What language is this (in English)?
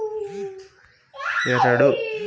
Kannada